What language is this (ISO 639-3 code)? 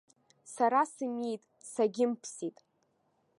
abk